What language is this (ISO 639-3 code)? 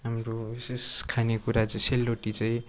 nep